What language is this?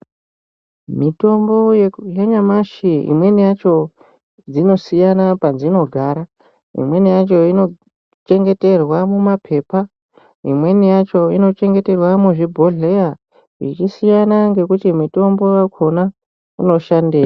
Ndau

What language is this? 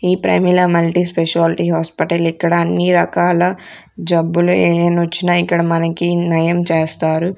Telugu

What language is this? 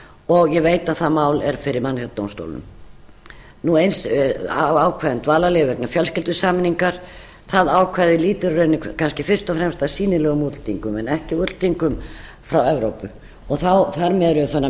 Icelandic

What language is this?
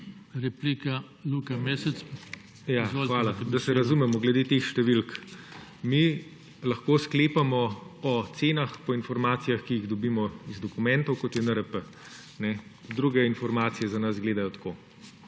Slovenian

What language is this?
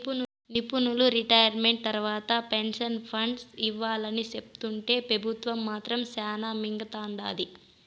Telugu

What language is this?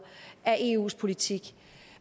Danish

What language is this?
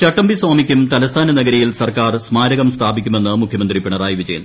Malayalam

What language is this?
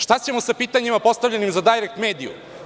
Serbian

